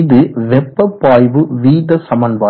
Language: Tamil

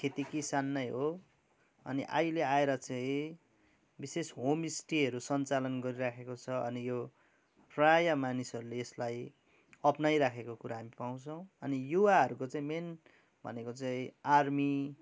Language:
Nepali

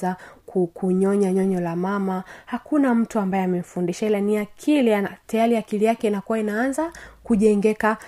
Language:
Swahili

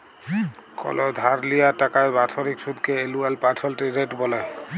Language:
Bangla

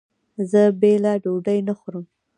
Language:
Pashto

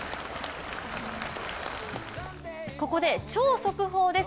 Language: Japanese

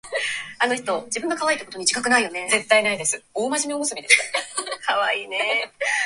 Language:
Japanese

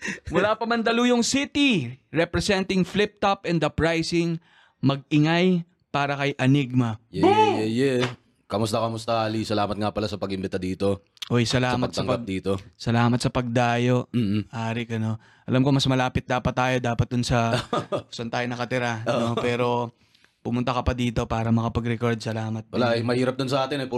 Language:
Filipino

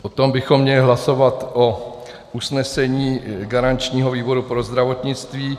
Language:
Czech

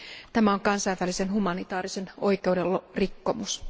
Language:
Finnish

